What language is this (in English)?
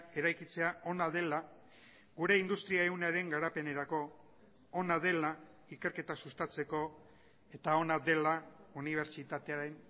Basque